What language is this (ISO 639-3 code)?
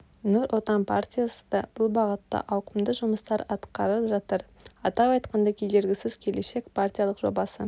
kaz